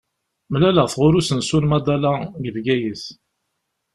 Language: Kabyle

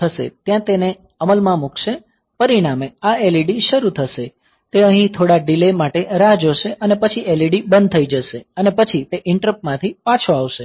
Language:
Gujarati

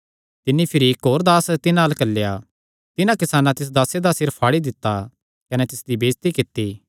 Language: Kangri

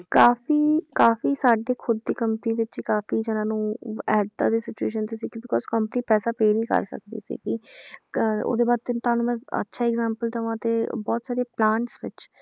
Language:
Punjabi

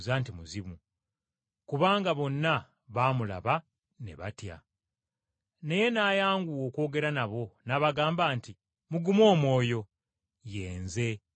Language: Ganda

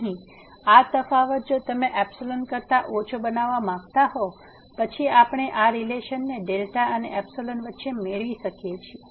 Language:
Gujarati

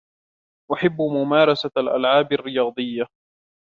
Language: Arabic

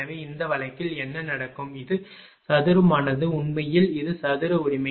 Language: Tamil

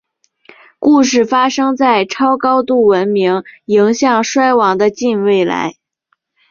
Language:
Chinese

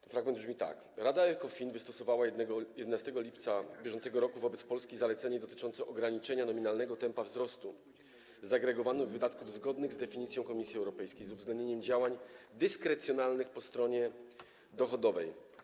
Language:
Polish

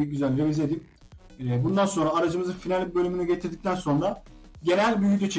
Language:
Turkish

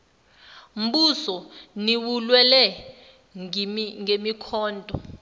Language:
Zulu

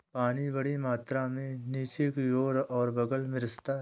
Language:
Hindi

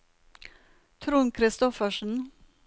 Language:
Norwegian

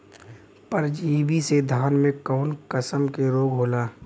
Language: Bhojpuri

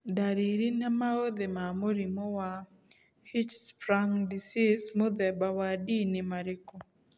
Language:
Kikuyu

